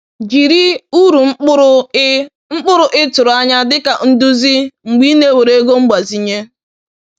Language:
Igbo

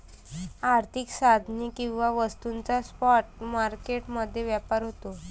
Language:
Marathi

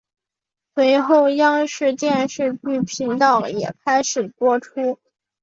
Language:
Chinese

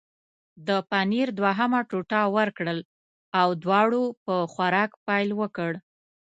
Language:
Pashto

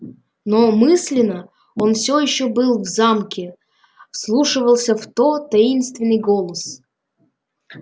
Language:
Russian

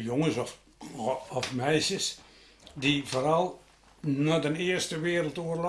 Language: Dutch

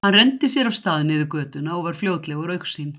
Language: Icelandic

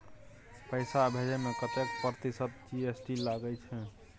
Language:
Maithili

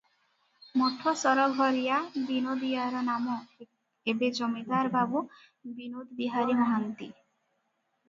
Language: Odia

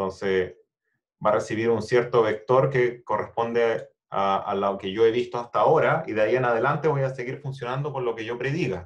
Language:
Spanish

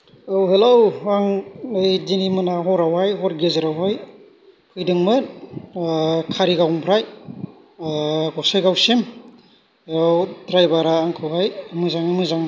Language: Bodo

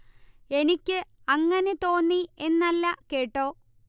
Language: Malayalam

